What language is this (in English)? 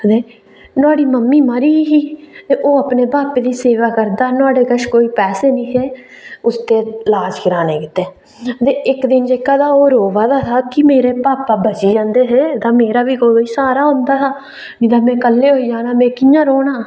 Dogri